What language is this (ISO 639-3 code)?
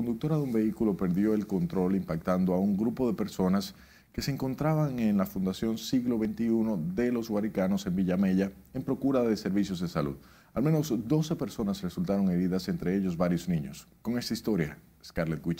spa